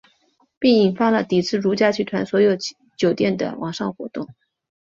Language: Chinese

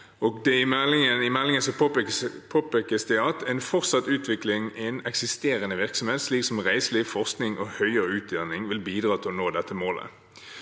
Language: Norwegian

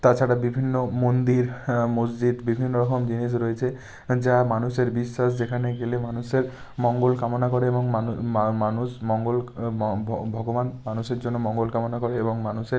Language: Bangla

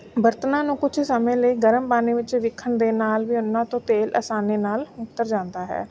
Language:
Punjabi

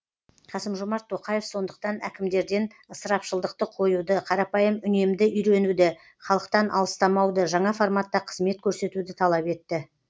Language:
Kazakh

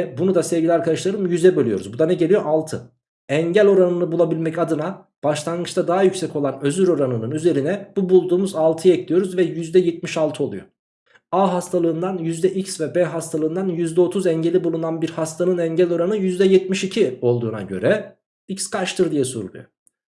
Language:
Turkish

